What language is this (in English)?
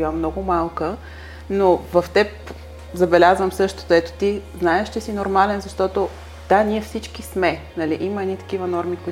Bulgarian